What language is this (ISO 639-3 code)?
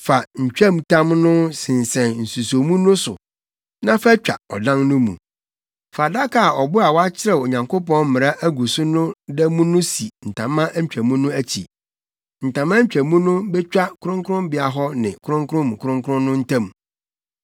aka